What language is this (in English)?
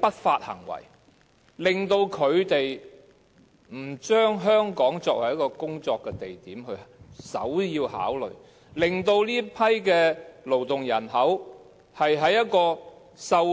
Cantonese